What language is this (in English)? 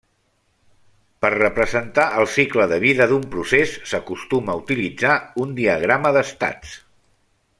Catalan